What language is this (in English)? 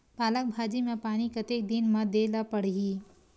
Chhattisgarhi